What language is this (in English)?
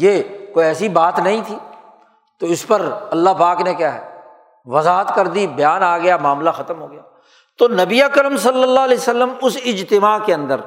Urdu